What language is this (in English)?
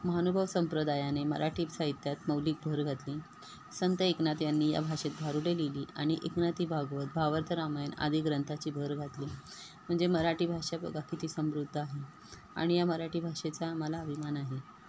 Marathi